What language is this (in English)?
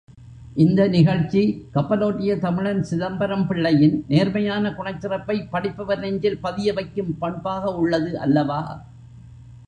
Tamil